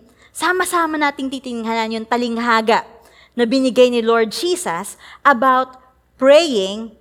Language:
Filipino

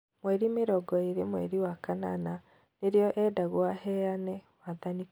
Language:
Kikuyu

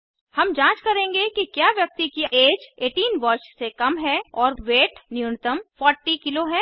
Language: Hindi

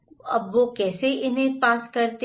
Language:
Hindi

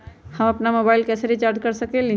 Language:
Magahi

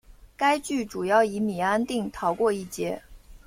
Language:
Chinese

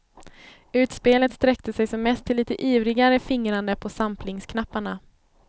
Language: Swedish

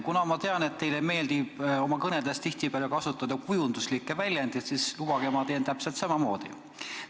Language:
Estonian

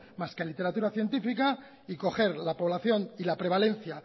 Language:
Spanish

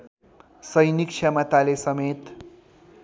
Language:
Nepali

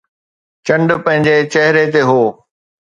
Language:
Sindhi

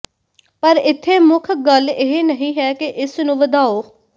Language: Punjabi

